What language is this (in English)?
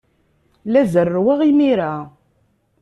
Kabyle